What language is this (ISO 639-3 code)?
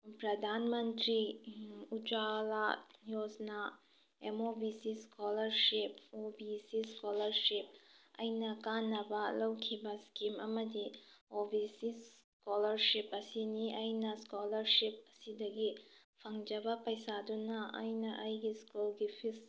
mni